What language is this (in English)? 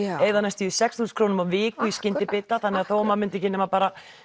Icelandic